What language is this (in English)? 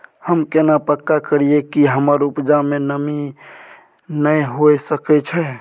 Maithili